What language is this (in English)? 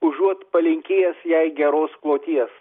Lithuanian